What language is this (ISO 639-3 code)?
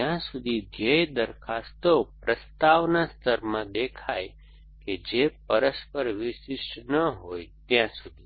guj